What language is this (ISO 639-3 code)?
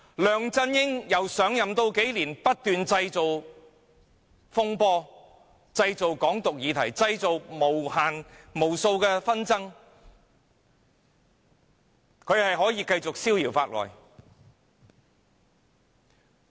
yue